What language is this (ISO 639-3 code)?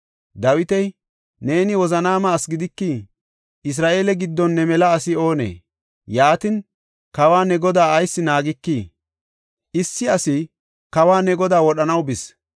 gof